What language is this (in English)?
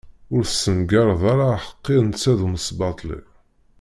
Kabyle